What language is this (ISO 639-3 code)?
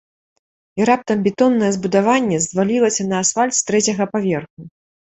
bel